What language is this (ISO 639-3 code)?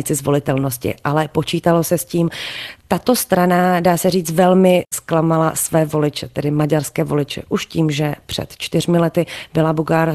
ces